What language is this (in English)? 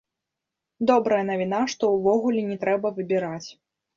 Belarusian